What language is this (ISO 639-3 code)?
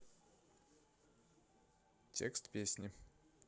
rus